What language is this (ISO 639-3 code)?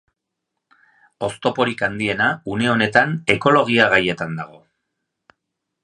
eus